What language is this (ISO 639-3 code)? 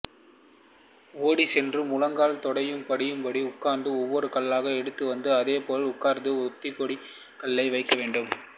tam